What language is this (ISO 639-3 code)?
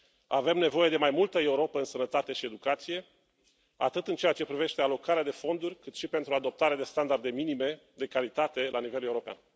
ron